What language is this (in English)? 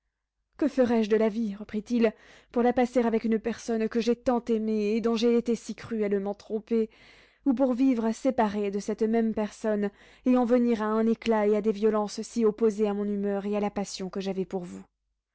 French